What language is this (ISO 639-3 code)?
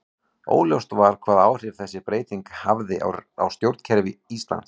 isl